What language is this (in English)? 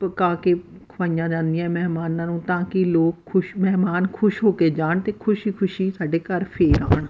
Punjabi